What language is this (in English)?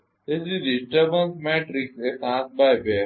Gujarati